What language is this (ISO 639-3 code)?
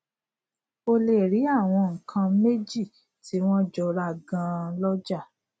yor